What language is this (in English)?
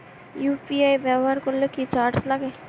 Bangla